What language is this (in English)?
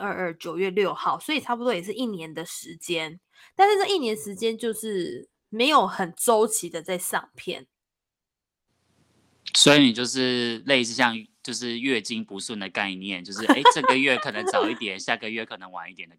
Chinese